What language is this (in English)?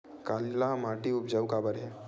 Chhattisgarhi